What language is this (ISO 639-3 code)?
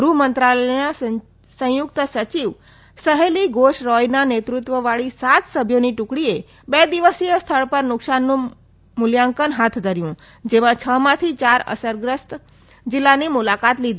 guj